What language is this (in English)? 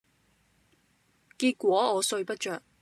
Cantonese